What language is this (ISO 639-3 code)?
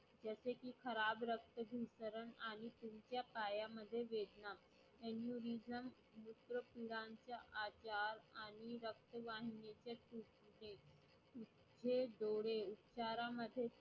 mar